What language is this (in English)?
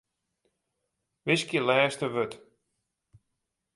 Western Frisian